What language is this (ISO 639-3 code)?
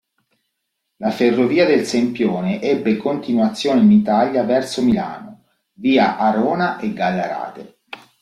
ita